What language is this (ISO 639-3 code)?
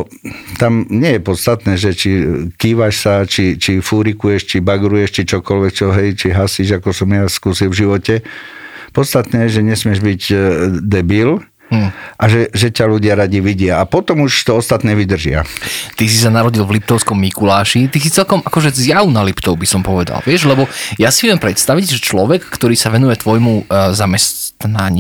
slk